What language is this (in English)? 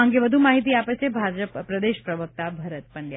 Gujarati